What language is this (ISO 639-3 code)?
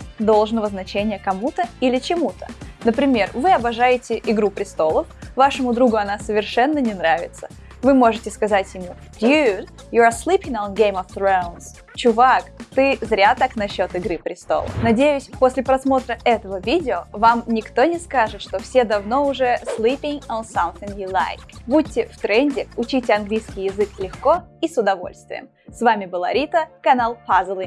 rus